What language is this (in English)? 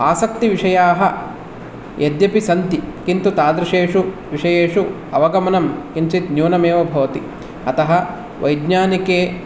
Sanskrit